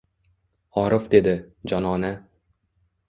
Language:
Uzbek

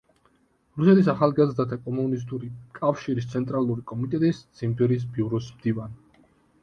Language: Georgian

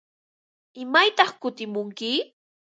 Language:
Ambo-Pasco Quechua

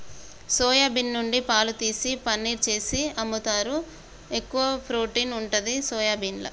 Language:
Telugu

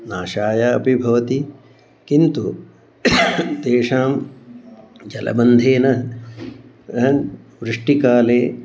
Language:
Sanskrit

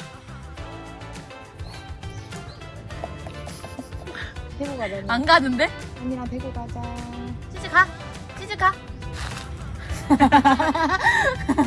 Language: Korean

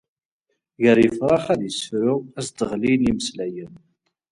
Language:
Kabyle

